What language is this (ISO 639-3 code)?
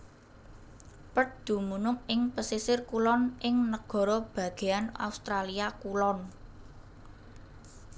jav